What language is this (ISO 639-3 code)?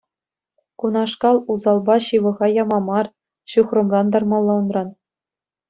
chv